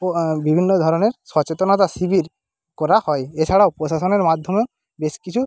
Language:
Bangla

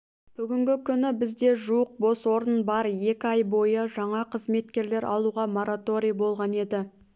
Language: Kazakh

